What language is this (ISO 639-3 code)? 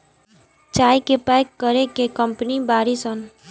bho